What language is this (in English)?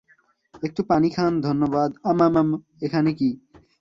Bangla